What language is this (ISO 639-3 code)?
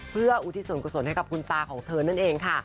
tha